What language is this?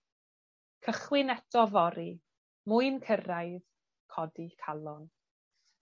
Welsh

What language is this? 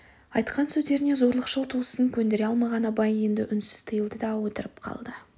Kazakh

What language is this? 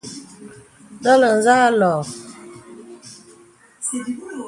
Bebele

